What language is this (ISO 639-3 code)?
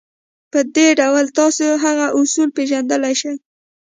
pus